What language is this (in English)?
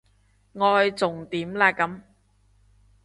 Cantonese